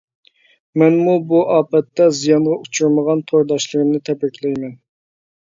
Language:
Uyghur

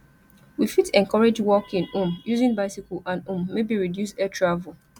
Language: Nigerian Pidgin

